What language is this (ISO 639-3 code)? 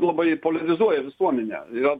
lit